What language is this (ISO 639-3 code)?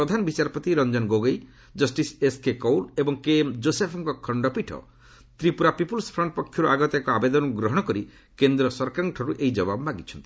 ori